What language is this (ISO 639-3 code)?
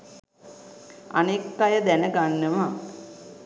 sin